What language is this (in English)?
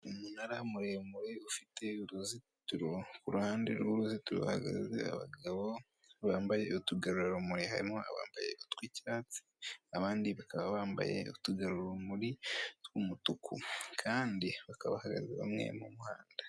Kinyarwanda